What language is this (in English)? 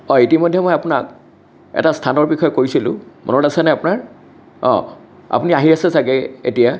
Assamese